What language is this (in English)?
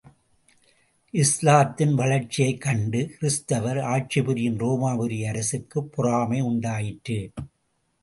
Tamil